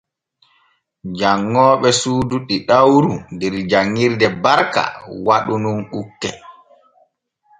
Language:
Borgu Fulfulde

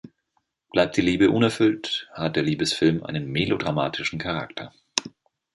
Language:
German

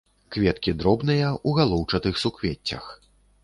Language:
Belarusian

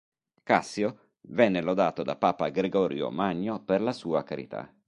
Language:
Italian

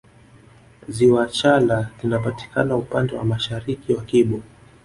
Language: Swahili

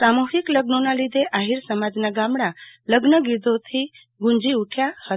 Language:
Gujarati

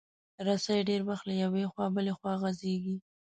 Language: Pashto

